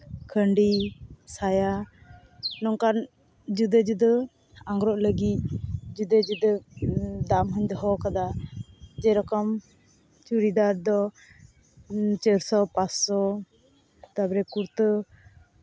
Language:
Santali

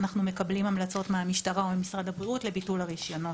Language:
Hebrew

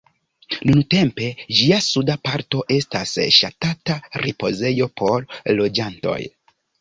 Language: Esperanto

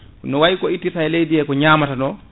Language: Fula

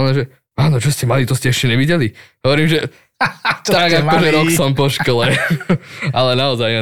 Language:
Slovak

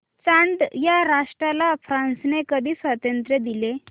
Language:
Marathi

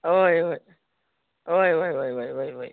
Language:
Konkani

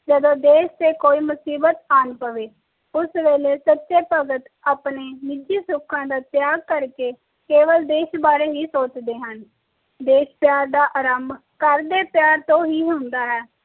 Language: Punjabi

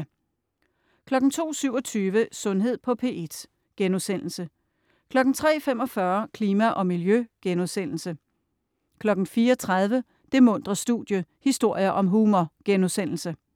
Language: Danish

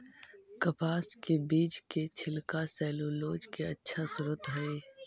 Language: Magahi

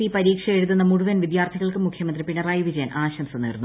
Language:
Malayalam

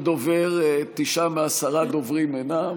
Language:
Hebrew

